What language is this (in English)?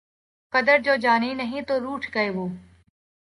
Urdu